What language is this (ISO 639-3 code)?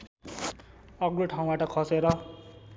nep